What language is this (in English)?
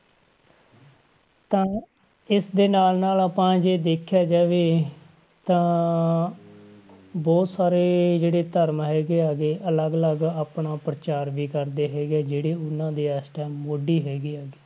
Punjabi